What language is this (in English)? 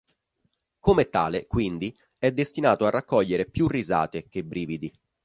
Italian